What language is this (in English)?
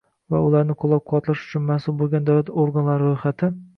Uzbek